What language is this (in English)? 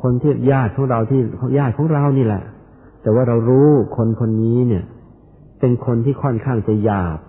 Thai